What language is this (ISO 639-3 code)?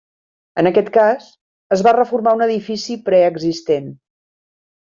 cat